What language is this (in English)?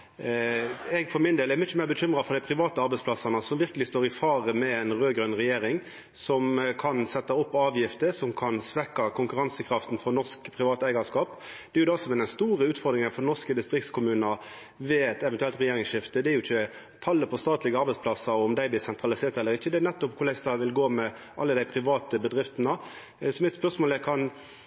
Norwegian Nynorsk